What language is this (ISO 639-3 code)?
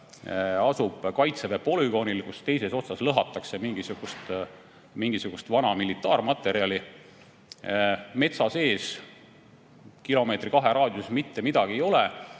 est